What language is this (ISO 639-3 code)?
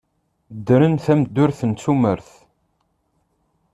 kab